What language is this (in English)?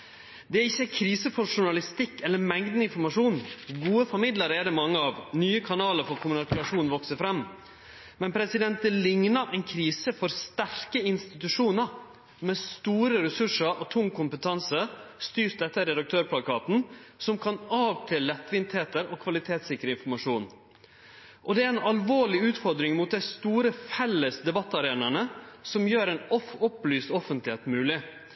Norwegian Nynorsk